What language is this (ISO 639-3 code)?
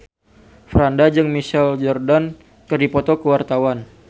sun